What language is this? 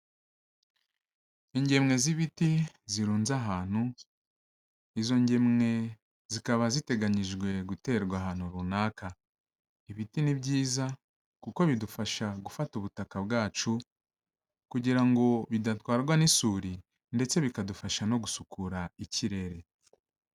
Kinyarwanda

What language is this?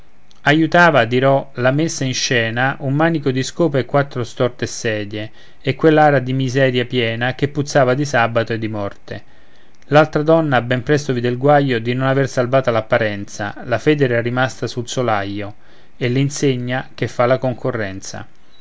Italian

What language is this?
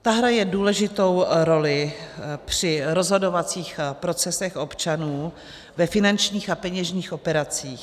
Czech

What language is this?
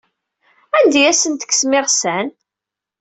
Kabyle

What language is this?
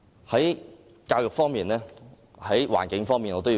Cantonese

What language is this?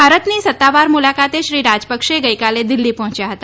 Gujarati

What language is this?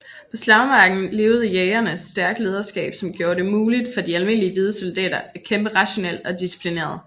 Danish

